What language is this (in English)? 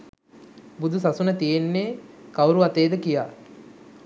Sinhala